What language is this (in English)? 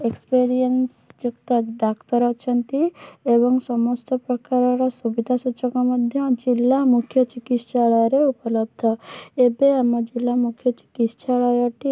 Odia